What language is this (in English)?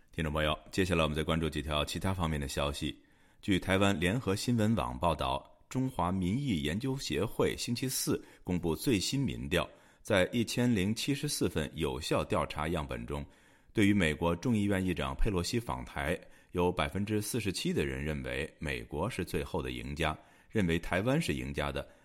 Chinese